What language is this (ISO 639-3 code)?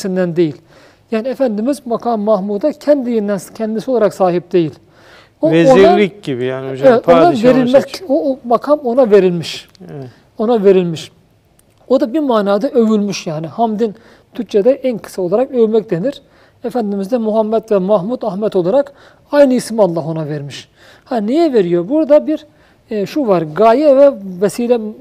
tur